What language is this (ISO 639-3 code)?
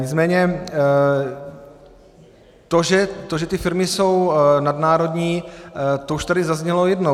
ces